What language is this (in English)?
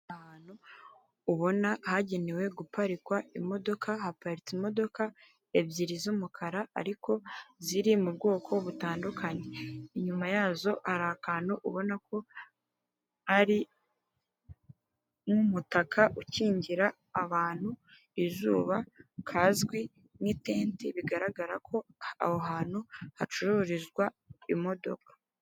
Kinyarwanda